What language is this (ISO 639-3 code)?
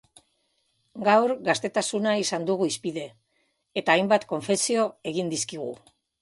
eus